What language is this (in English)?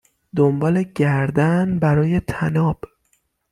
Persian